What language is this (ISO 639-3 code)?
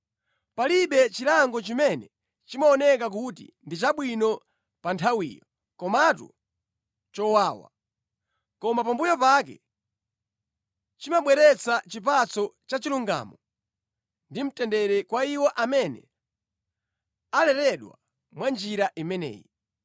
nya